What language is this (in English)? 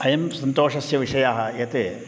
Sanskrit